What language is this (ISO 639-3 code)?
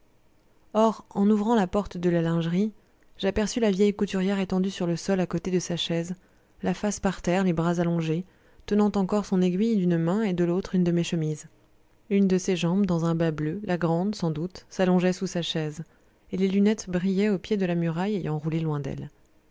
fra